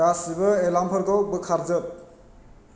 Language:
Bodo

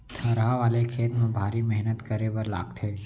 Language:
Chhattisgarhi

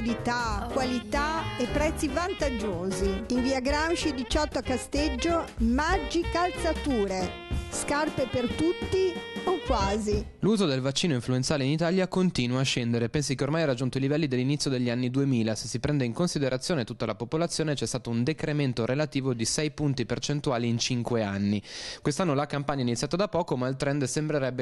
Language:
Italian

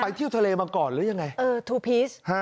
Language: Thai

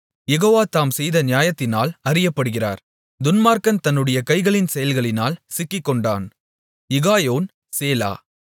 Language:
Tamil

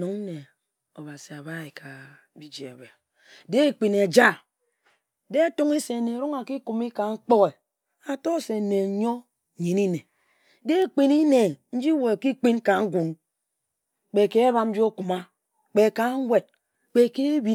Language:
Ejagham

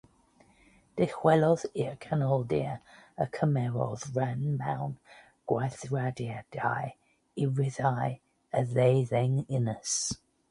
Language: Welsh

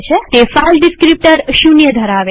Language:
Gujarati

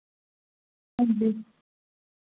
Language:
Dogri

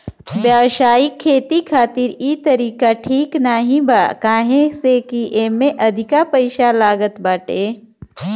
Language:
Bhojpuri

